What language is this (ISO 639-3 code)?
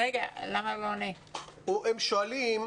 heb